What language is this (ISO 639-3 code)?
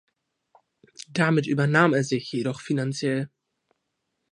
deu